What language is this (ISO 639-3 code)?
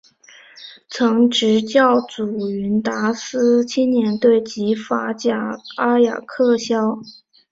zho